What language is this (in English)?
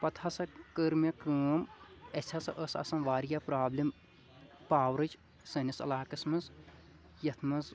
Kashmiri